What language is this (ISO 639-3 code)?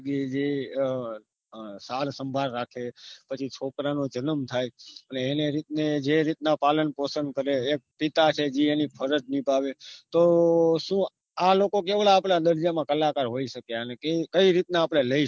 guj